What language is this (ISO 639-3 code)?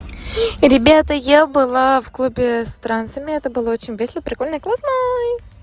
rus